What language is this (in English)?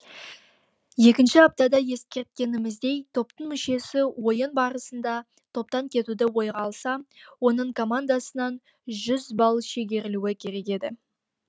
Kazakh